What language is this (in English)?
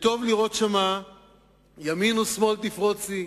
Hebrew